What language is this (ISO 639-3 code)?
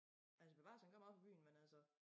dan